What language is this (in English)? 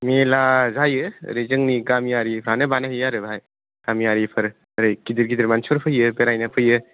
Bodo